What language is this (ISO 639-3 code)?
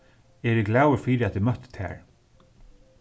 fao